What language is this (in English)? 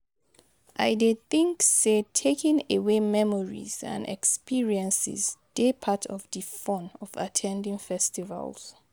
Nigerian Pidgin